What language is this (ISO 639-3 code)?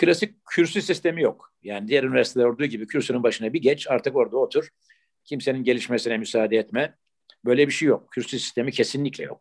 tur